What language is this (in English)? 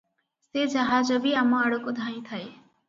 Odia